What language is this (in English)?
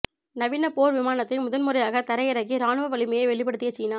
Tamil